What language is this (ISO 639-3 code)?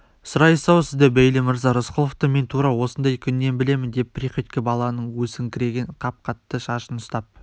kaz